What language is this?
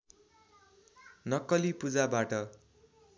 Nepali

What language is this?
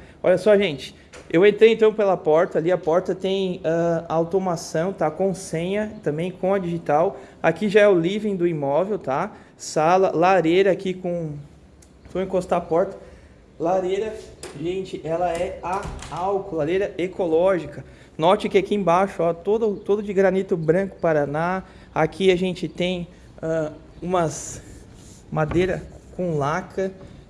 Portuguese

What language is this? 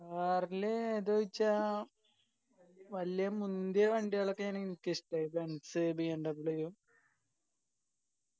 Malayalam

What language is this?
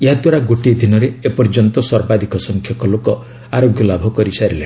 Odia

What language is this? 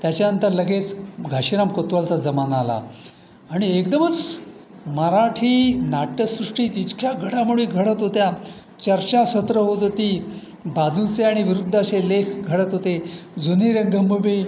Marathi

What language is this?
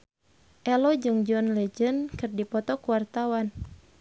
Sundanese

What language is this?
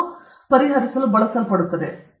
Kannada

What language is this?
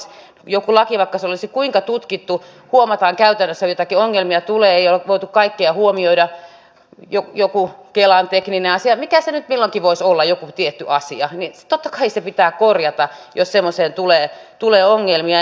Finnish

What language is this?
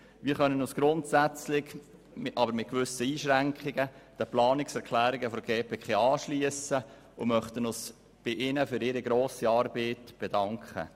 Swiss German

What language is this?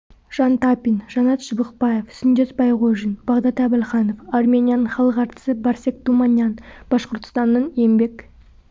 Kazakh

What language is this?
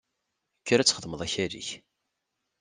Kabyle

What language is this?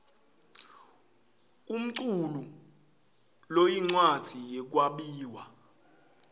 Swati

